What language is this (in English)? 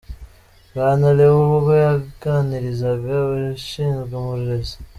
Kinyarwanda